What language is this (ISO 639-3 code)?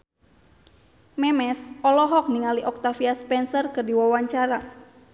sun